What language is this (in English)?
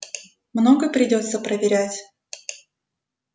Russian